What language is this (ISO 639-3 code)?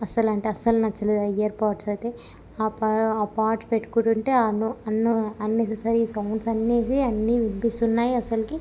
tel